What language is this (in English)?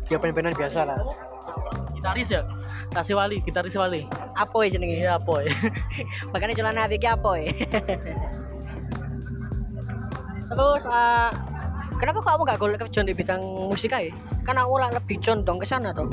Indonesian